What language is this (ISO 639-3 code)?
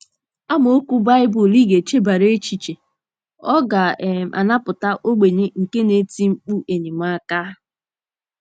ibo